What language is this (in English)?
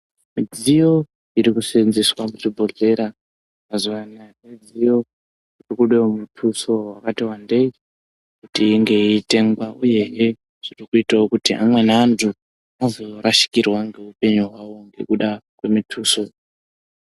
Ndau